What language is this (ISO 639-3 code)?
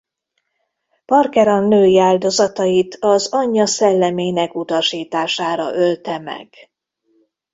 hun